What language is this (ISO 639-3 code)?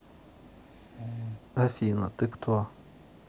rus